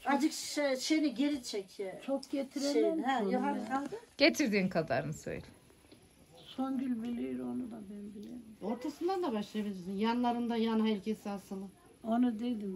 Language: Turkish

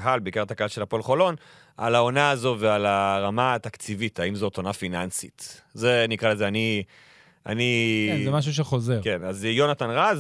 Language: Hebrew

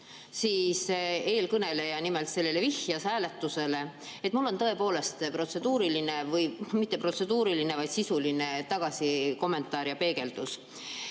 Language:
Estonian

